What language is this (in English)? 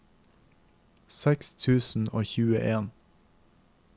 Norwegian